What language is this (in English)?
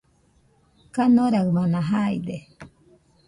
Nüpode Huitoto